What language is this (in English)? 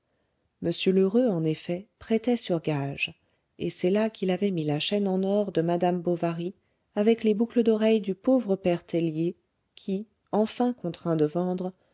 French